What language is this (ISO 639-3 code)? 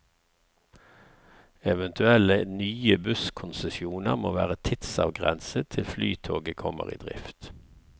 nor